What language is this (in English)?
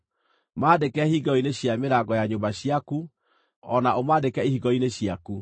Kikuyu